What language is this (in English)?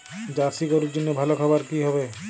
Bangla